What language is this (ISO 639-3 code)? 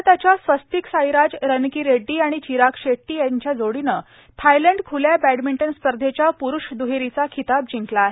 mar